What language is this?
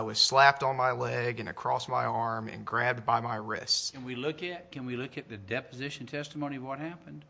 English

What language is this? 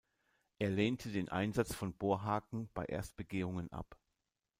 German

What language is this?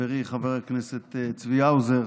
Hebrew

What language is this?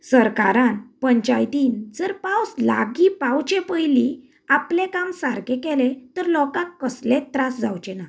Konkani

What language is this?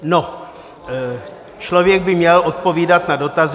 Czech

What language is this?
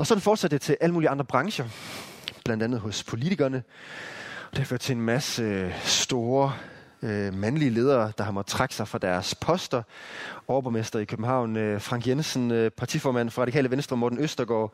Danish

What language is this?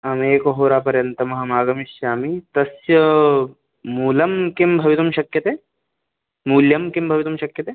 Sanskrit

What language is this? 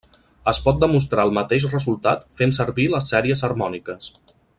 Catalan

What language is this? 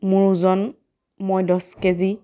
Assamese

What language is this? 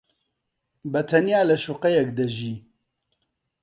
Central Kurdish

